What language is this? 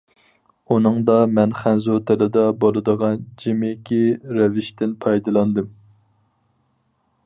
Uyghur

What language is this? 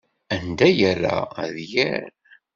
Kabyle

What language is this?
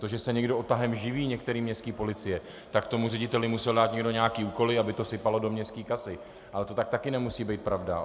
Czech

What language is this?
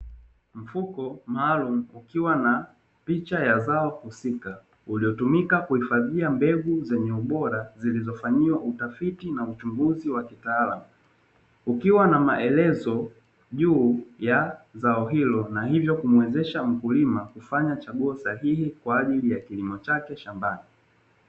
Swahili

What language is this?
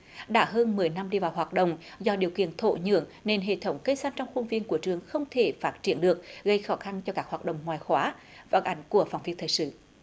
Vietnamese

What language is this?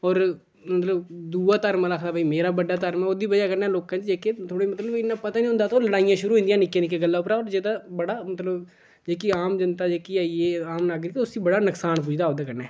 Dogri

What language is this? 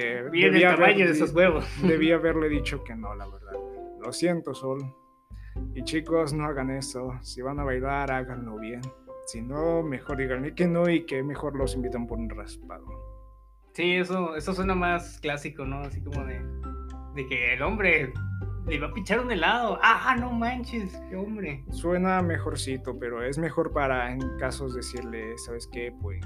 Spanish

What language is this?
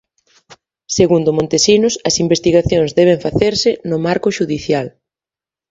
Galician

